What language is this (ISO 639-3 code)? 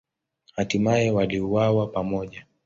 swa